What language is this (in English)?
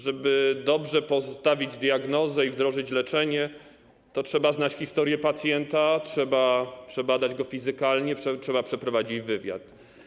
Polish